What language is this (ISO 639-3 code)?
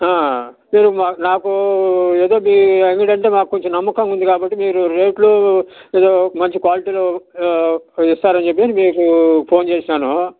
tel